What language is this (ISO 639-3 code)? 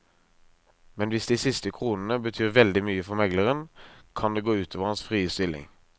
nor